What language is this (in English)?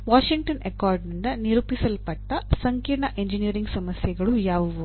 Kannada